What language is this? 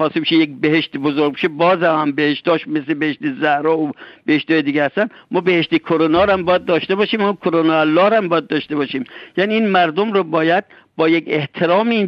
Persian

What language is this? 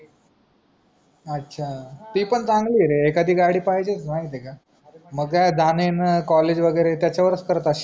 Marathi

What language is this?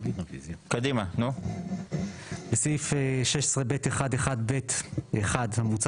Hebrew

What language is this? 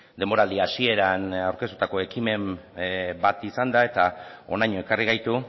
Basque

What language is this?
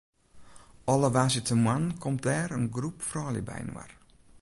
Western Frisian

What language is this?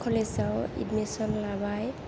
Bodo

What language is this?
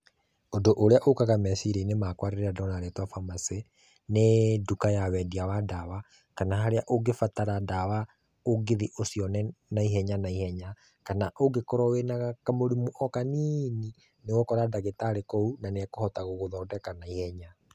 Kikuyu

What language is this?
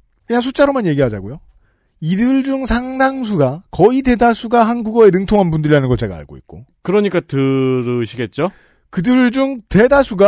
Korean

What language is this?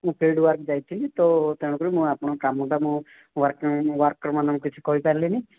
Odia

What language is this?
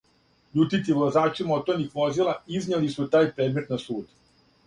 Serbian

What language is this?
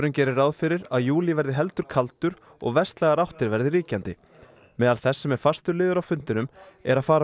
Icelandic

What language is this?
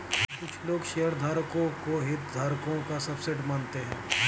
Hindi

